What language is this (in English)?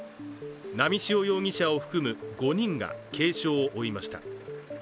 Japanese